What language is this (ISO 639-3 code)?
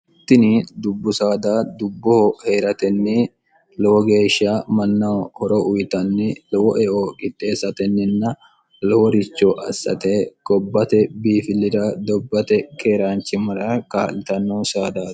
sid